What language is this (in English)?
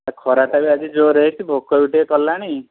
Odia